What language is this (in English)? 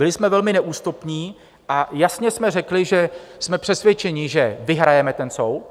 Czech